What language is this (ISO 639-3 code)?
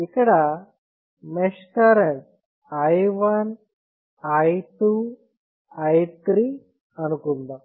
tel